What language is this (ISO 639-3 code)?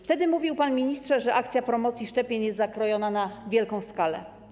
pol